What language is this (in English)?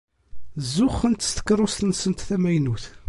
Kabyle